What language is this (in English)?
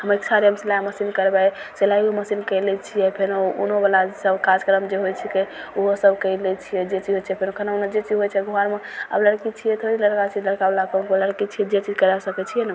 Maithili